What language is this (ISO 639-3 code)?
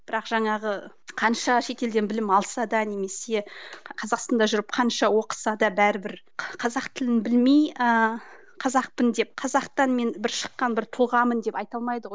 kaz